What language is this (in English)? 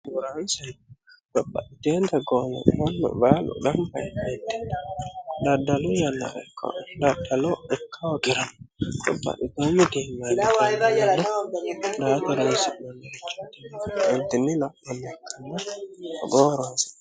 Sidamo